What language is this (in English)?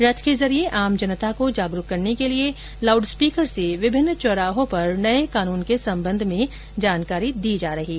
Hindi